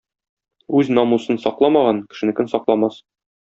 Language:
Tatar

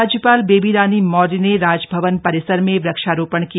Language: Hindi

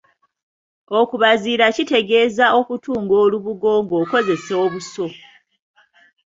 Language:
Ganda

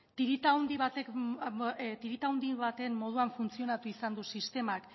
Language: Basque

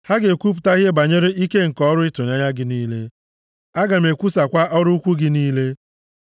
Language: Igbo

